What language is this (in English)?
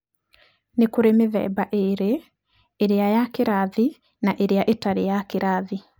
Kikuyu